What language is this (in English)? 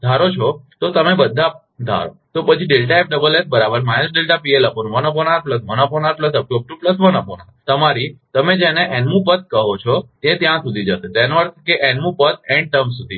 Gujarati